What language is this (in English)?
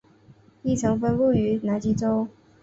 Chinese